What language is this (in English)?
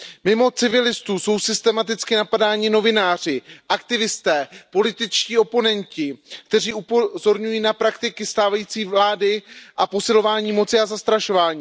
Czech